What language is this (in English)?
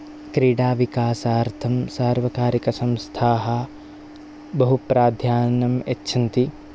Sanskrit